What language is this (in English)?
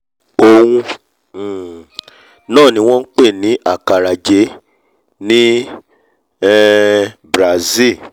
Yoruba